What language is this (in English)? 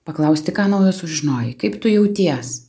Lithuanian